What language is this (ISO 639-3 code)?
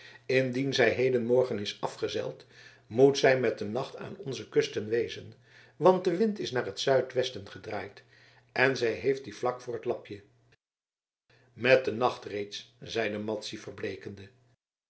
nld